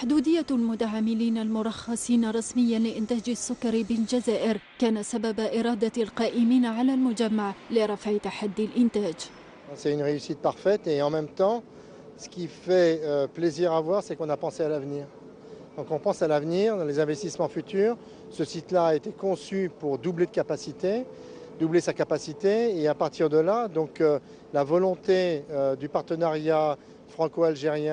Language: Arabic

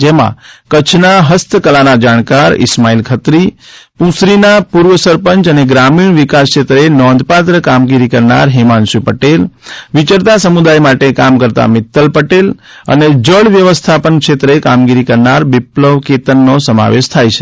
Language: Gujarati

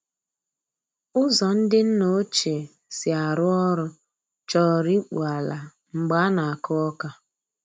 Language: Igbo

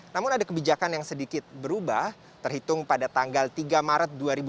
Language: Indonesian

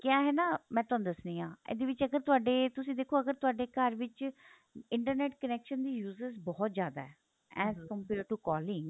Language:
Punjabi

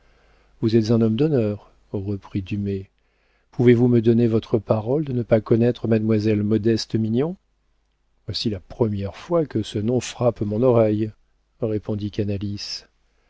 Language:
French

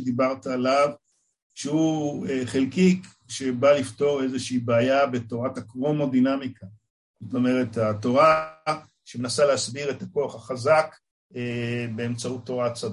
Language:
Hebrew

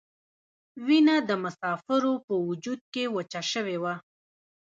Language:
Pashto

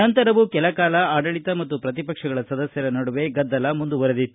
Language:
Kannada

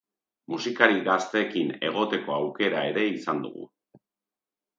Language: Basque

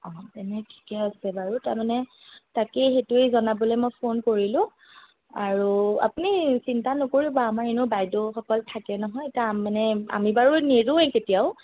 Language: Assamese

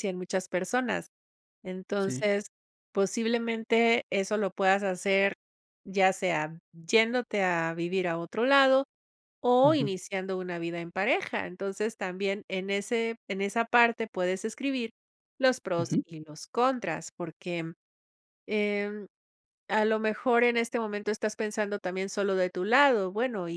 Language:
Spanish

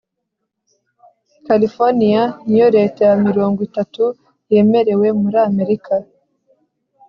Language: Kinyarwanda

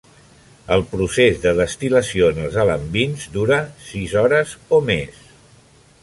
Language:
Catalan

